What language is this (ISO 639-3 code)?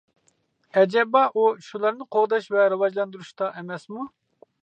uig